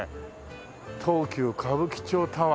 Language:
Japanese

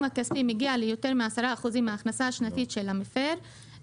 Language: Hebrew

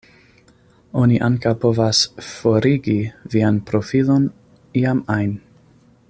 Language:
Esperanto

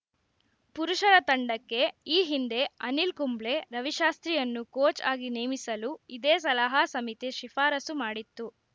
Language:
Kannada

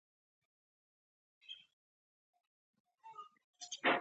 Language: Pashto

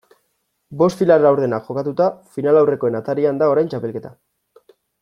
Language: Basque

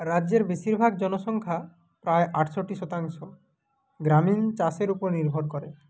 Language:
Bangla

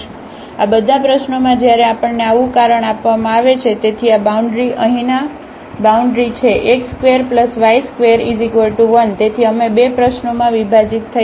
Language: Gujarati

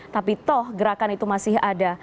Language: Indonesian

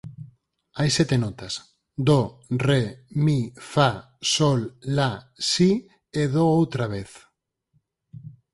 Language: Galician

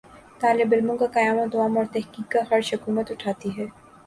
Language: Urdu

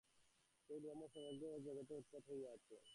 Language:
Bangla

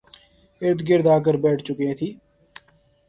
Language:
Urdu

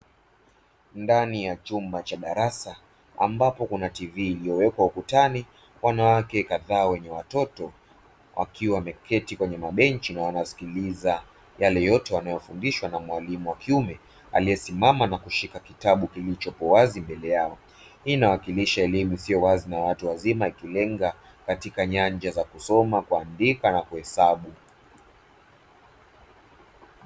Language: Swahili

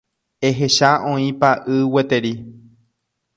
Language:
Guarani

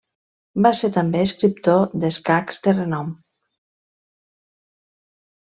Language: Catalan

